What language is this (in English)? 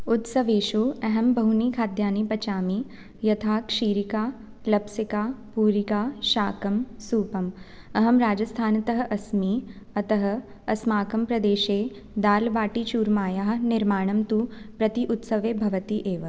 Sanskrit